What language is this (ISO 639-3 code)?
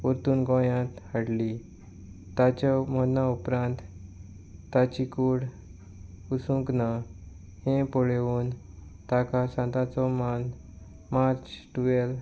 kok